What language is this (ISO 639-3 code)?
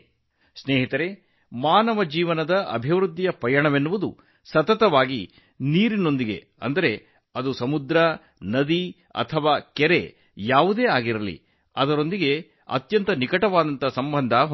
kan